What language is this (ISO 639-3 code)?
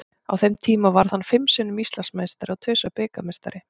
isl